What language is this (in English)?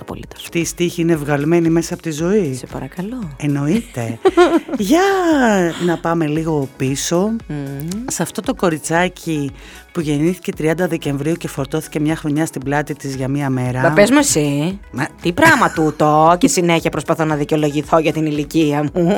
Greek